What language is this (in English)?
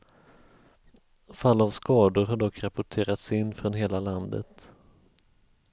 Swedish